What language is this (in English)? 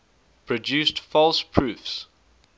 English